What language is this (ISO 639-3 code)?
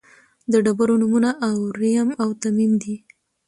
pus